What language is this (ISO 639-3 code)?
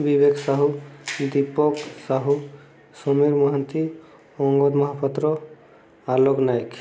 ori